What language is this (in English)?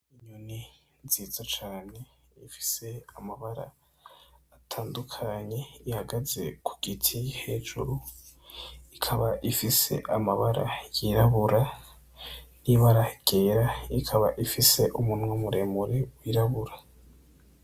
Rundi